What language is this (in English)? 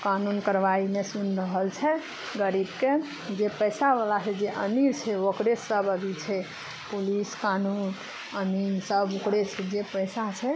Maithili